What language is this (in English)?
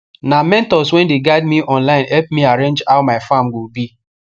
Nigerian Pidgin